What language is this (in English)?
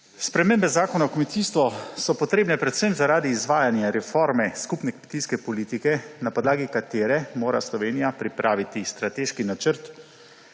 Slovenian